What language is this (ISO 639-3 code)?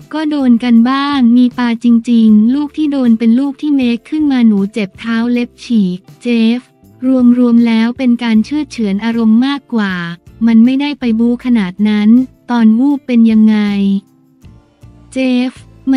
tha